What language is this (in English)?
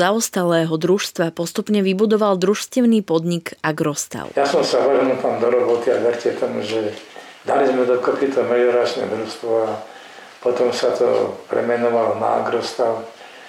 Slovak